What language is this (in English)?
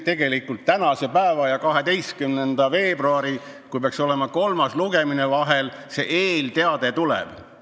Estonian